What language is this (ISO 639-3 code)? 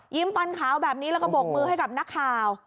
tha